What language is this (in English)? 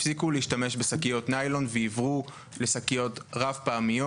Hebrew